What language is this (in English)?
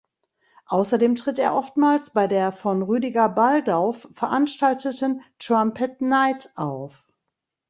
German